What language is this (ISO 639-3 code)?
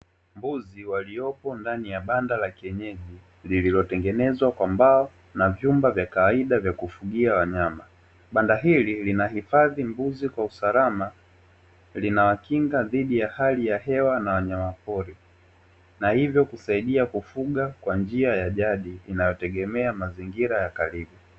swa